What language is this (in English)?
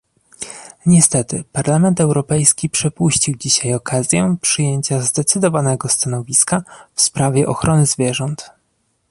Polish